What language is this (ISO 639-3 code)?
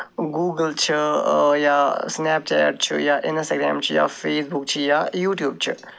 kas